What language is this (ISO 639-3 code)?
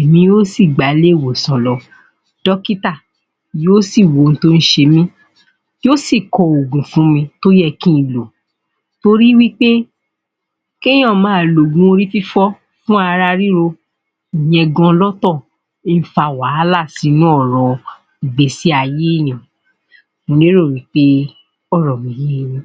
yor